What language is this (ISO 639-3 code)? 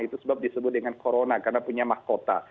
ind